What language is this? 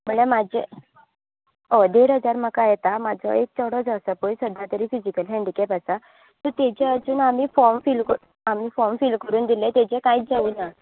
Konkani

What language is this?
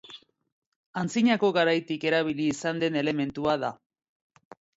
Basque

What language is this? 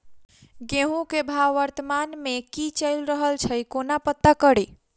Maithili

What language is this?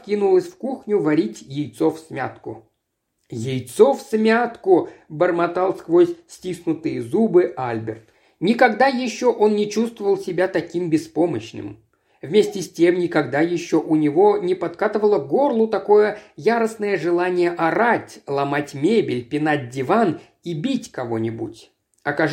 Russian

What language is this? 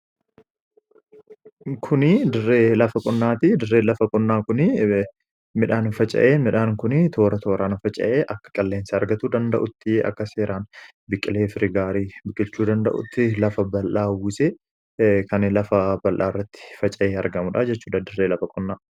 Oromo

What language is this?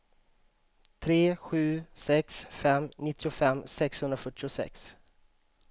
Swedish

